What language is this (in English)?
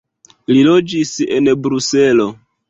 Esperanto